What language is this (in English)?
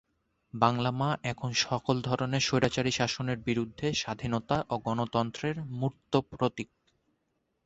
Bangla